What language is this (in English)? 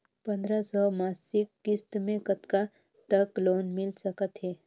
Chhattisgarhi